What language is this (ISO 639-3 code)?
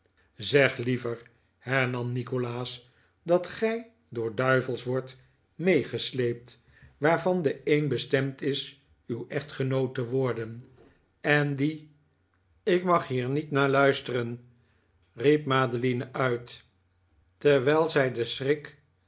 nld